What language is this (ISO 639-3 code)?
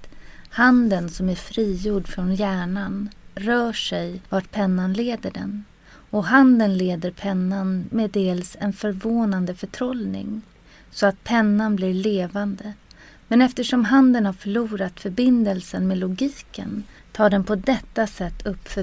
swe